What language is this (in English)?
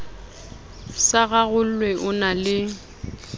Southern Sotho